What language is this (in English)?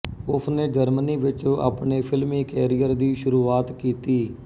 Punjabi